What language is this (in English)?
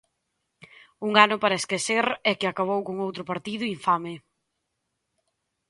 Galician